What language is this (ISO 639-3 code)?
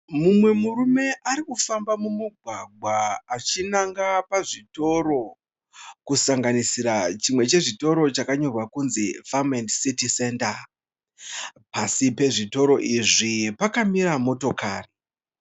sna